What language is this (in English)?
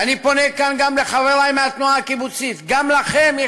Hebrew